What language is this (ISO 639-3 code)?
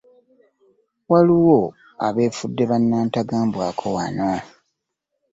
lug